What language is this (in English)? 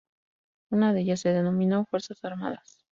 Spanish